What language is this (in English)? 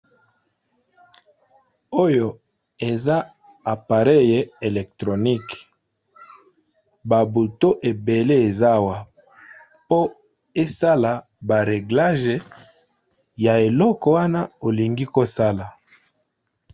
Lingala